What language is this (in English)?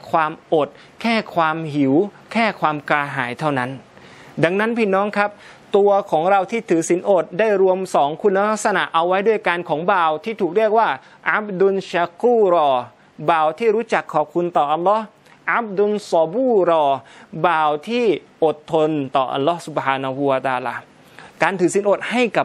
Thai